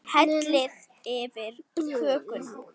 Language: Icelandic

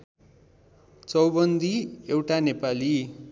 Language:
Nepali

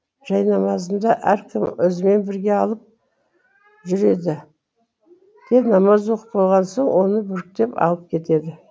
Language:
Kazakh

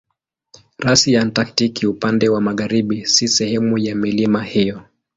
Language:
Swahili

